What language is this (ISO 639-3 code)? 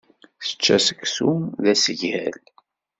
kab